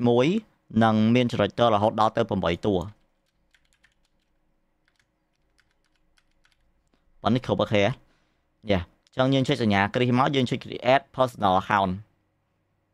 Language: Vietnamese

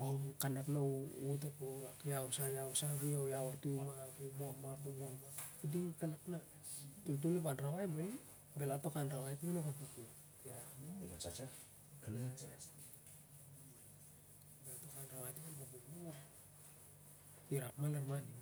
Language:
Siar-Lak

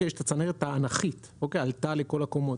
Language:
Hebrew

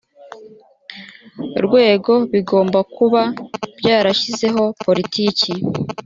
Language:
Kinyarwanda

